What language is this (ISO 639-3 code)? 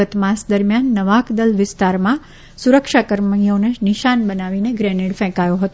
guj